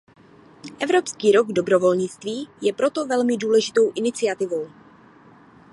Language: Czech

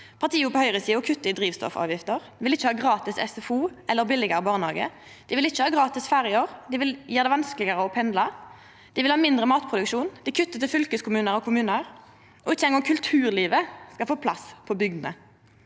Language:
Norwegian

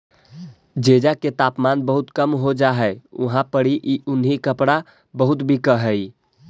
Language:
Magahi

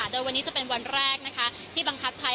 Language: Thai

